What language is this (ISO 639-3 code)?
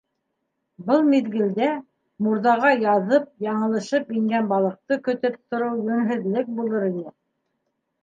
bak